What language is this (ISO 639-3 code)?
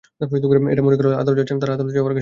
ben